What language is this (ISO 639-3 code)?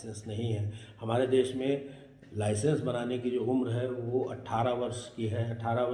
hin